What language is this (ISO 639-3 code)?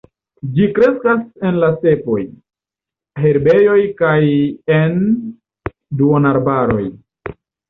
epo